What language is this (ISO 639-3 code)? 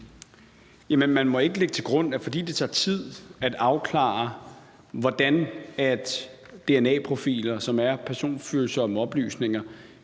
dan